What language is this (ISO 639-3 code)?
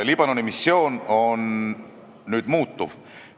est